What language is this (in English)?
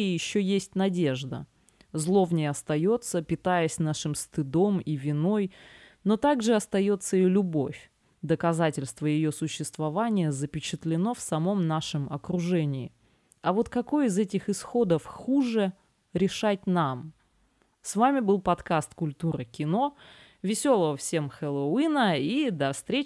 Russian